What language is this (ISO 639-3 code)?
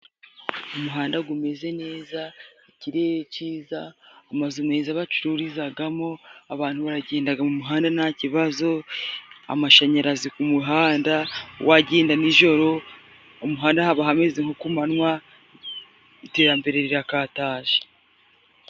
kin